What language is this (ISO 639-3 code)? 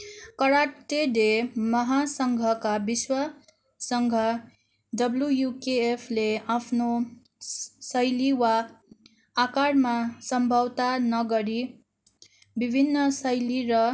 nep